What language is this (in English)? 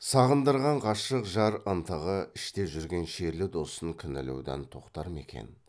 Kazakh